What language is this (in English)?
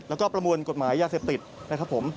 Thai